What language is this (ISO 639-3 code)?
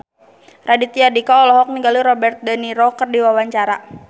sun